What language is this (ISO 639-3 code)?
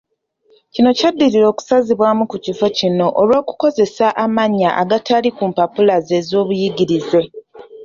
lug